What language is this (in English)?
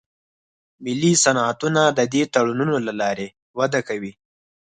Pashto